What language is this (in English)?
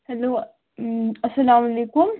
Kashmiri